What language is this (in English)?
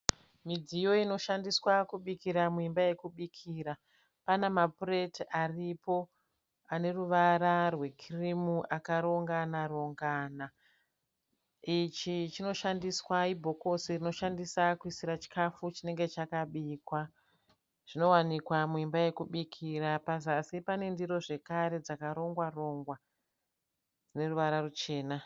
Shona